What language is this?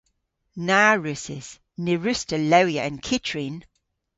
Cornish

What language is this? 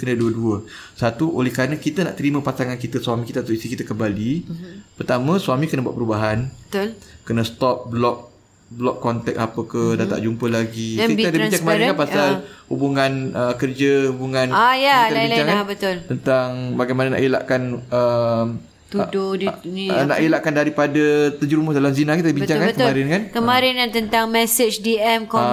Malay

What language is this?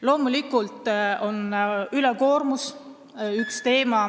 Estonian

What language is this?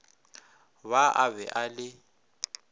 Northern Sotho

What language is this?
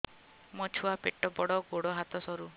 Odia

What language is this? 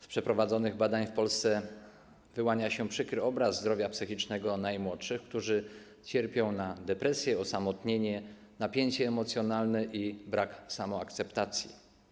Polish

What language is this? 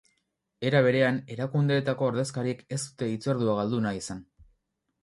Basque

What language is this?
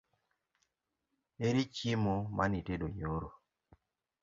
Luo (Kenya and Tanzania)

